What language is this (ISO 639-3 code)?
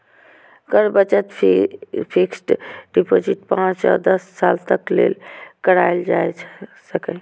mai